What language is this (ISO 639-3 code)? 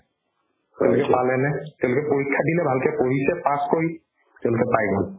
asm